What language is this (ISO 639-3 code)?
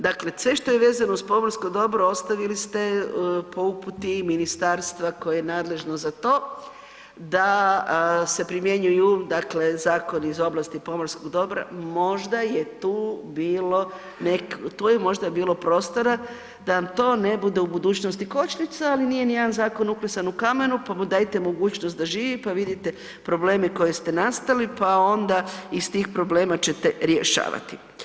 hrv